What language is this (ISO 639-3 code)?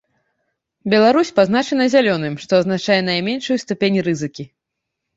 bel